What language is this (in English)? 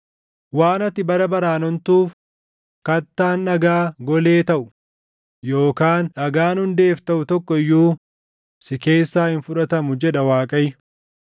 Oromo